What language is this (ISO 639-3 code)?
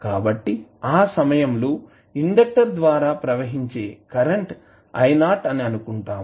tel